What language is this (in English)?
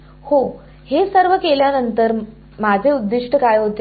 Marathi